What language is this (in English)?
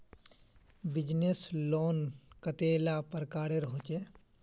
Magahi